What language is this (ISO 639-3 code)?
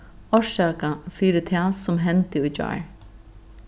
fao